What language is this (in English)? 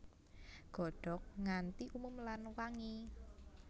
Javanese